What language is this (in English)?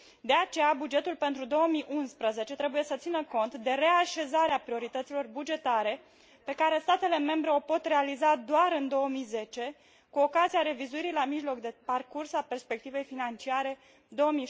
Romanian